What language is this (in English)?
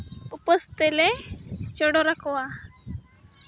Santali